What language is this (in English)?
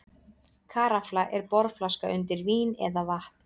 Icelandic